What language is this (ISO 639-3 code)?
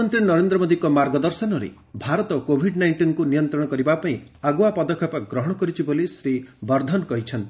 ori